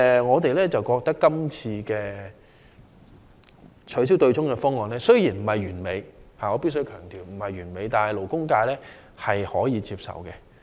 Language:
Cantonese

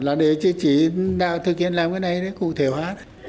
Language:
Vietnamese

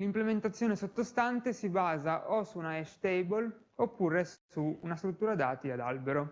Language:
Italian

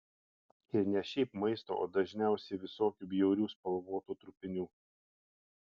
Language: Lithuanian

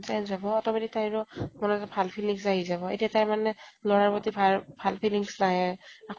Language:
Assamese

